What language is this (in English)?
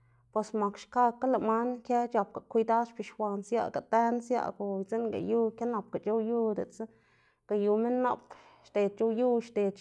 Xanaguía Zapotec